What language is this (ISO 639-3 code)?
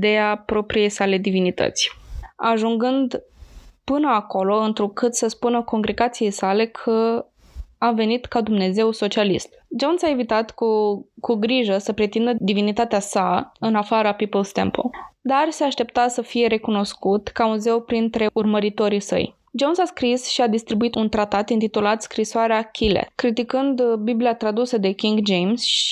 ron